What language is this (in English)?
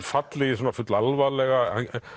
Icelandic